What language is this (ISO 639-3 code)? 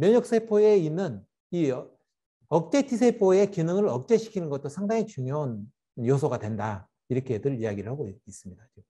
kor